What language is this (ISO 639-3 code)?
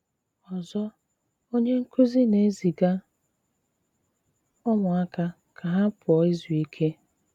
ibo